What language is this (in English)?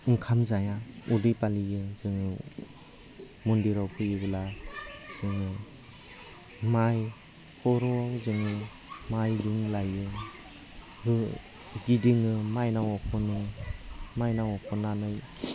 Bodo